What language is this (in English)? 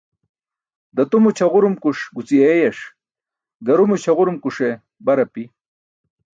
Burushaski